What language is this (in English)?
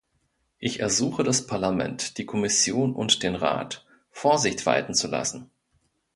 German